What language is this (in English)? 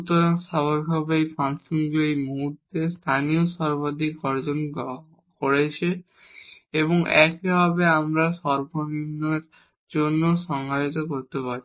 Bangla